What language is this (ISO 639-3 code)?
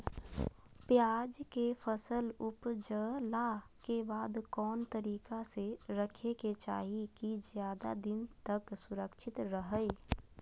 mag